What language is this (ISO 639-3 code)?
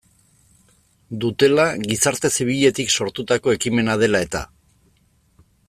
eus